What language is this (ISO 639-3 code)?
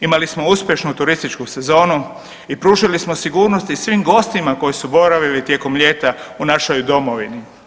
hrv